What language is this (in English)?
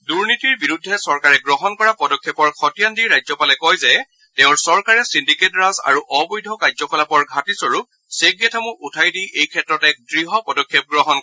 Assamese